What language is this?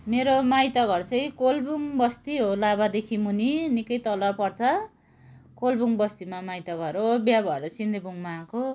Nepali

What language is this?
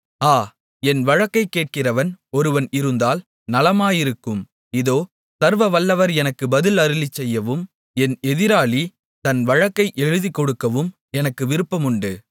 Tamil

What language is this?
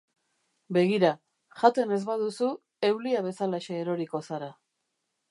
Basque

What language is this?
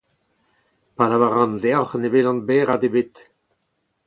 Breton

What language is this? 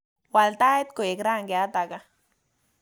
Kalenjin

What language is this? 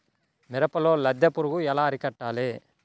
Telugu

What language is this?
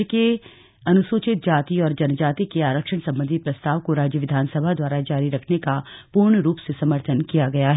Hindi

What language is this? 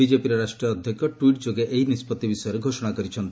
Odia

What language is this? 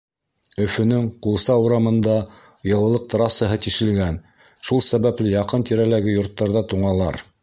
Bashkir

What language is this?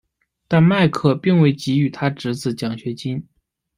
Chinese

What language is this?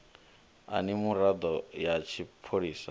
Venda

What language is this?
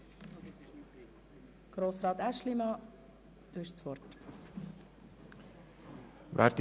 Swiss German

